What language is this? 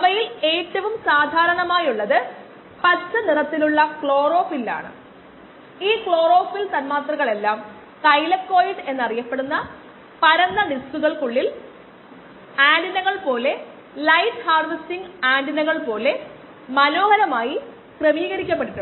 Malayalam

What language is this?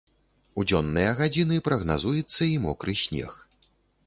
Belarusian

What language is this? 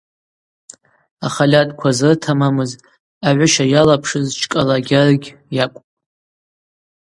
Abaza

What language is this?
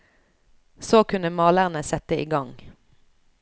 Norwegian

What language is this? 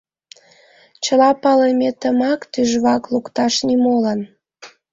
Mari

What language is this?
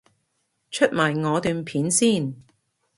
Cantonese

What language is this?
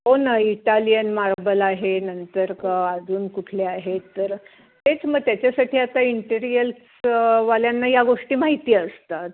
Marathi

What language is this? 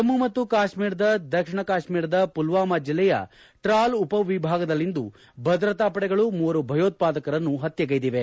Kannada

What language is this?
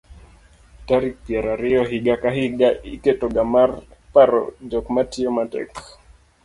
Luo (Kenya and Tanzania)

